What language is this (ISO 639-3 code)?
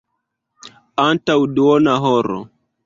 epo